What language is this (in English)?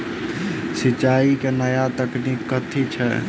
Maithili